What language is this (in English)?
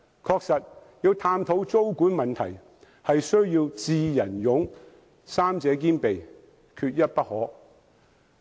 Cantonese